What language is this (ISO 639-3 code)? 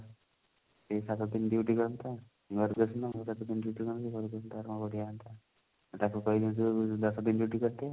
ori